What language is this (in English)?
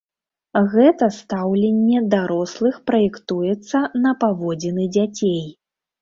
Belarusian